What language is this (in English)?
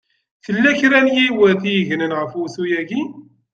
Kabyle